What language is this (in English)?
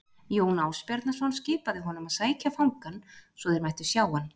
Icelandic